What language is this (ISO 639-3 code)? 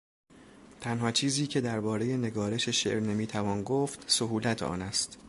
fas